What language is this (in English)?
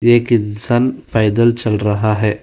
Hindi